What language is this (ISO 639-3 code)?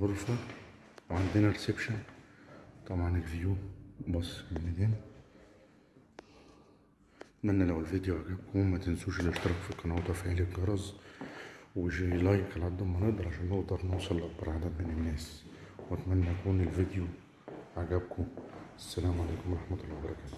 ara